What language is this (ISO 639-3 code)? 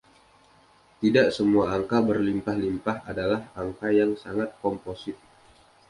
ind